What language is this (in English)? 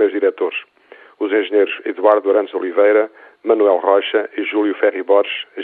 Portuguese